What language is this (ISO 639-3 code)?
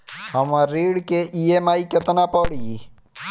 bho